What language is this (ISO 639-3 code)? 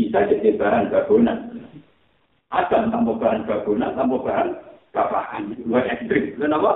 msa